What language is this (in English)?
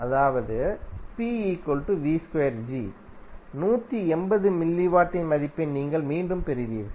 Tamil